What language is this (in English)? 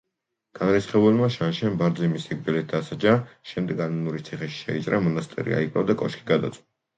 Georgian